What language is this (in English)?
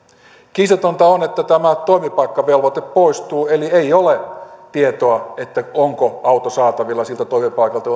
Finnish